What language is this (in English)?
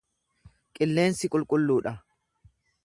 Oromo